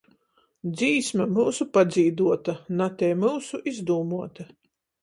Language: Latgalian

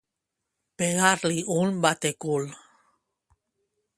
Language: Catalan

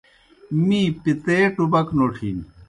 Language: Kohistani Shina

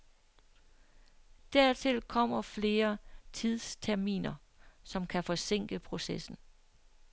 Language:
Danish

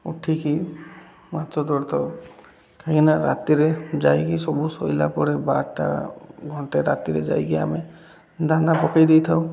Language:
Odia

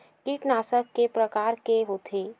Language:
Chhattisgarhi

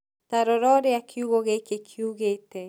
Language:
Kikuyu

